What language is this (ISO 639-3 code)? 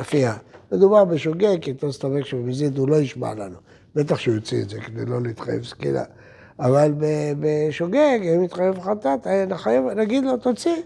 heb